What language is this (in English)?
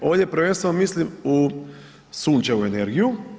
Croatian